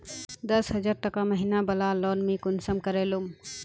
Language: Magahi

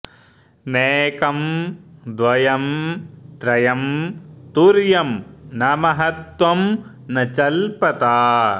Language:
Sanskrit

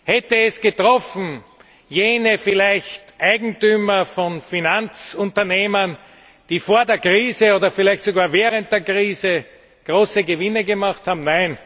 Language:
German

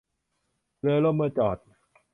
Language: Thai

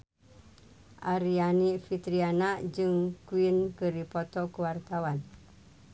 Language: Sundanese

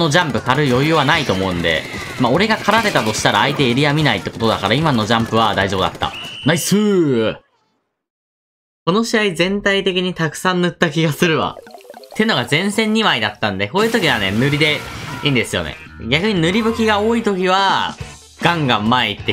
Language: Japanese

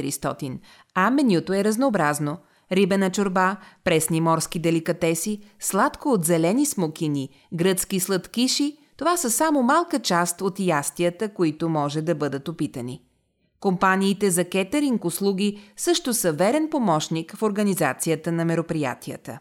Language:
Bulgarian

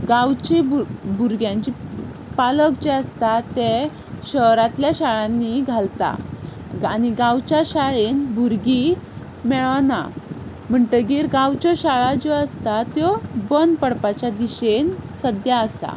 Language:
Konkani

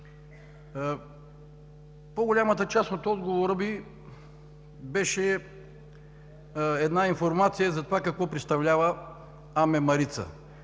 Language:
Bulgarian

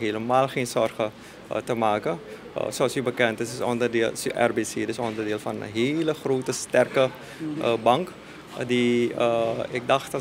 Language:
Dutch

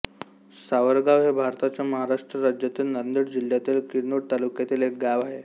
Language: Marathi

